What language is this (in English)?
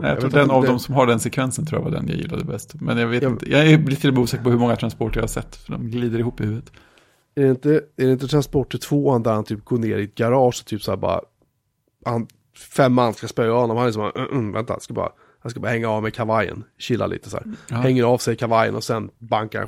Swedish